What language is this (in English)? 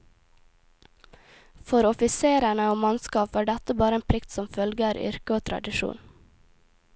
Norwegian